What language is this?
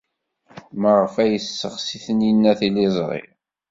Kabyle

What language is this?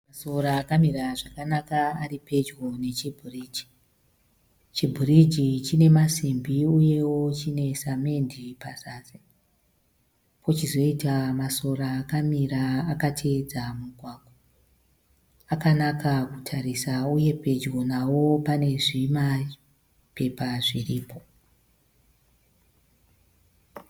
Shona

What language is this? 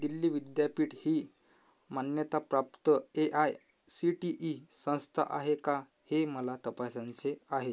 Marathi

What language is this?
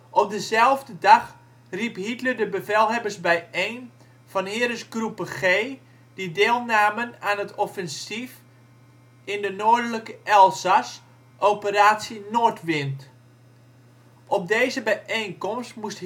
Dutch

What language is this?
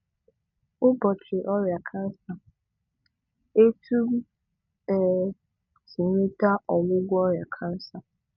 Igbo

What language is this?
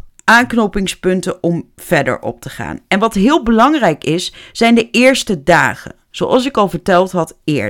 Dutch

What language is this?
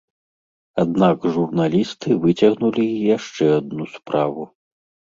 Belarusian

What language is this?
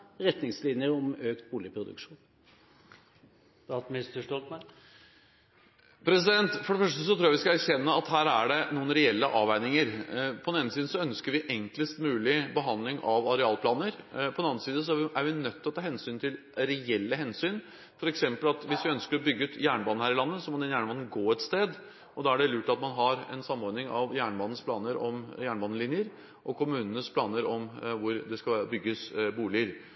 Norwegian Bokmål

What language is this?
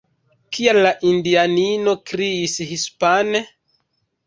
Esperanto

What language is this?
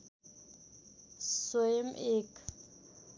Nepali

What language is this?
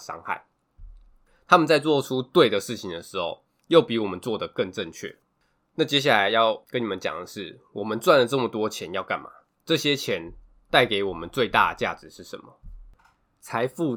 Chinese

